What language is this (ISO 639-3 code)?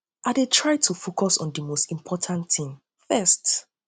pcm